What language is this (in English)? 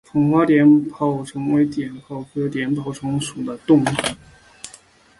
Chinese